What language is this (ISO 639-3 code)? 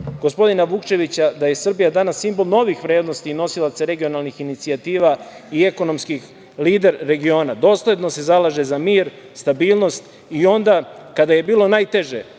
srp